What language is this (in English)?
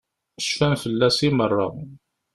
Kabyle